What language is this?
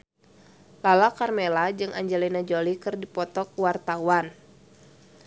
Sundanese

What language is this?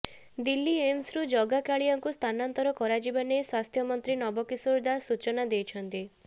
Odia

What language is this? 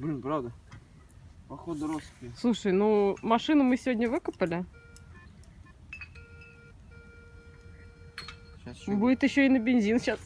Russian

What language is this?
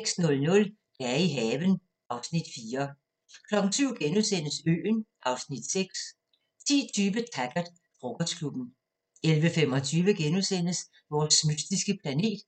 Danish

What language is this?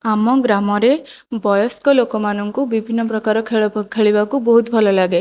Odia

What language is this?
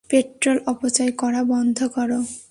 Bangla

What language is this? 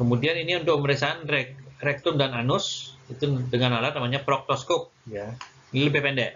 Indonesian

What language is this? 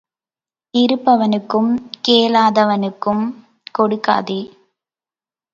Tamil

